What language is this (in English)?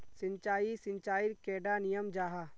Magahi